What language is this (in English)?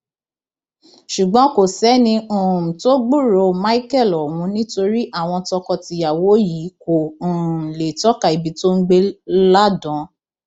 Yoruba